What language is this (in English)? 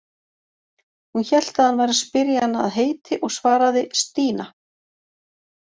Icelandic